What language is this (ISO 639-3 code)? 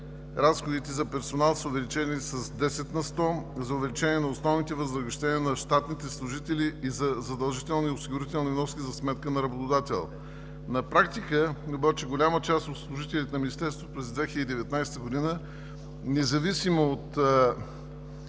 bul